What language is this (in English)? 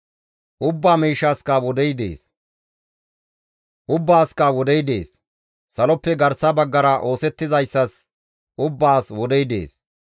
Gamo